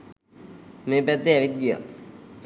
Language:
Sinhala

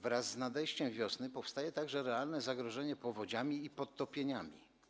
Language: Polish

